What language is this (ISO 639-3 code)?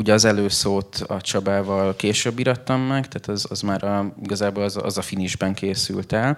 hun